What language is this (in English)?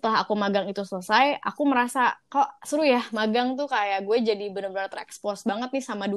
Indonesian